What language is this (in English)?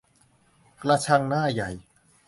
Thai